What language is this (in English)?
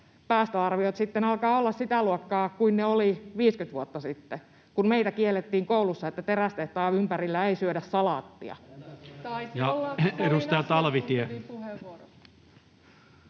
Finnish